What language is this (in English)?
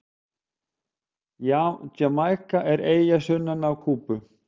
Icelandic